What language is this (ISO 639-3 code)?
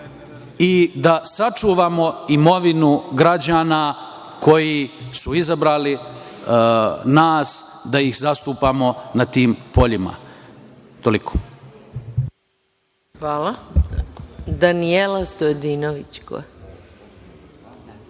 srp